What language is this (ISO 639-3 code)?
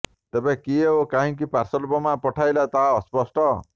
ori